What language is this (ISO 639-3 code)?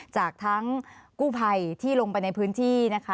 tha